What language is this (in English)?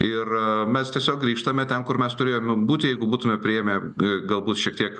Lithuanian